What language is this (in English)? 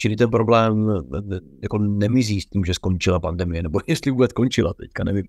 Czech